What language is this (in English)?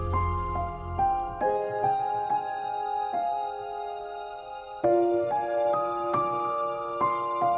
Indonesian